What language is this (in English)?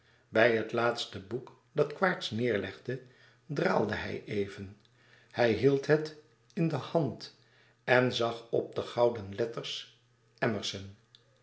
Dutch